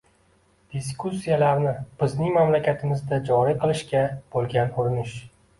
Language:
Uzbek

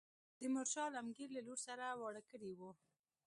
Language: Pashto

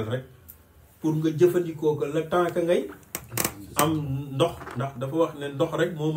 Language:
Arabic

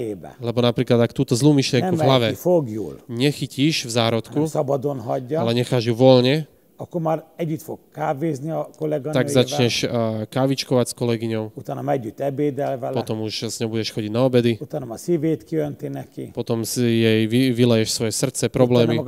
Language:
Slovak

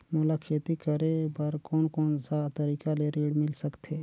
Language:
Chhattisgarhi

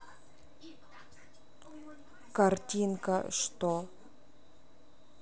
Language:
Russian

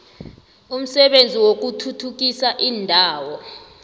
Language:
South Ndebele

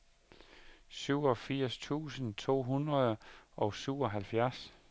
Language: Danish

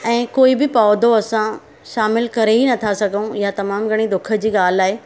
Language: Sindhi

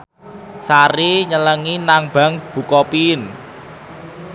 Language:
Javanese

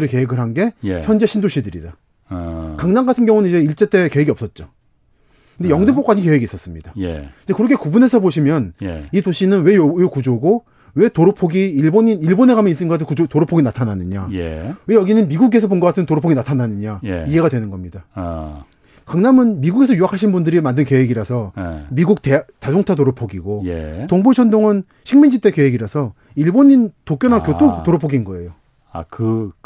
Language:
Korean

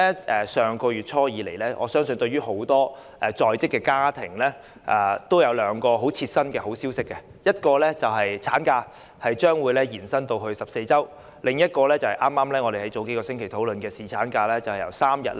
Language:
Cantonese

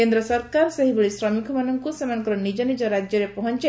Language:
Odia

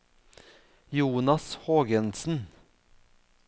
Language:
Norwegian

